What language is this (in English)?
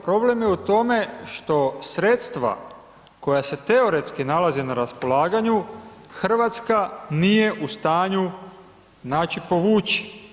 Croatian